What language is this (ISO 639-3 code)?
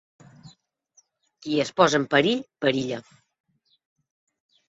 cat